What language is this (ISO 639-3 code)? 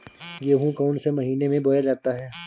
hin